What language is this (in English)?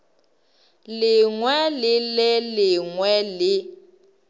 Northern Sotho